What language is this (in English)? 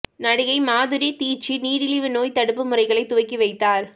Tamil